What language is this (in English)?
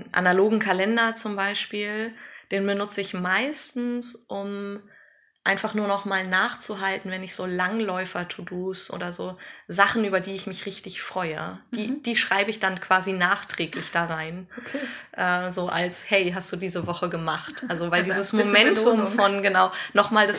German